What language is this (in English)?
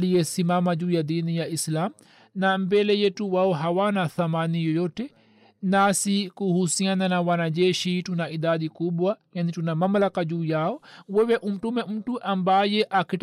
Swahili